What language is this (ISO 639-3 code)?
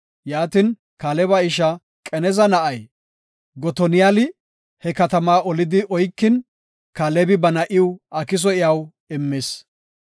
gof